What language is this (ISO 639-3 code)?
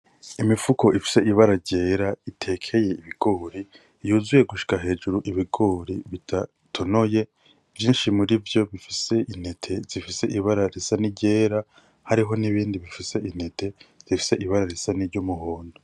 run